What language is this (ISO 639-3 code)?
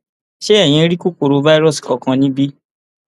yor